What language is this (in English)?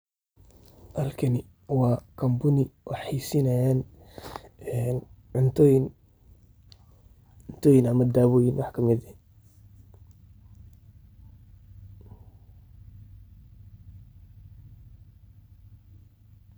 Somali